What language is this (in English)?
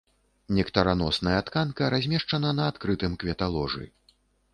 Belarusian